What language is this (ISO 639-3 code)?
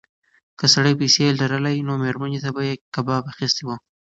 pus